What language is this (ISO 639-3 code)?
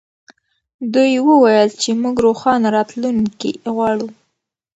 pus